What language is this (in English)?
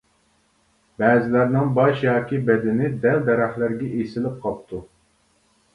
Uyghur